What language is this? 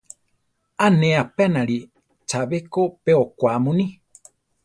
Central Tarahumara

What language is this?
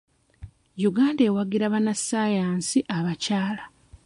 Ganda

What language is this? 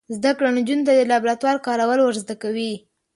Pashto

